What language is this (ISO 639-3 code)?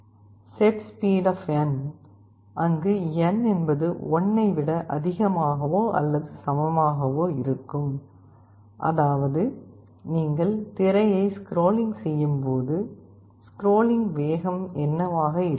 tam